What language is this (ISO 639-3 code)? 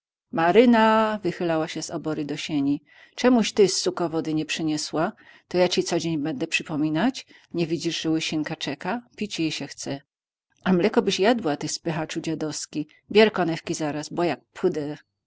pol